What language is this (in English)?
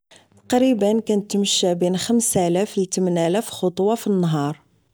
Moroccan Arabic